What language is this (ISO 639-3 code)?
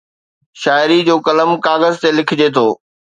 snd